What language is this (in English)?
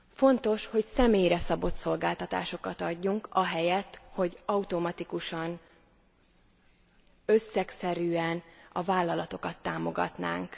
Hungarian